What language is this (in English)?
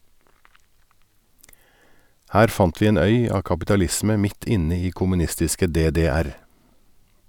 Norwegian